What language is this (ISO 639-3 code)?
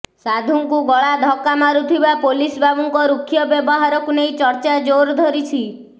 ori